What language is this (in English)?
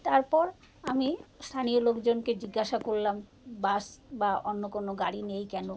Bangla